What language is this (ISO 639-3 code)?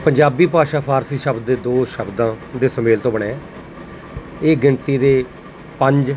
pan